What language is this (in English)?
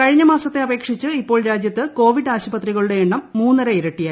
Malayalam